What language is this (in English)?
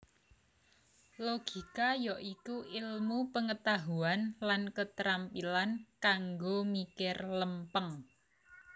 Javanese